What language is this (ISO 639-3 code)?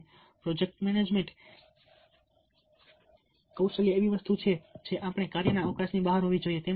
guj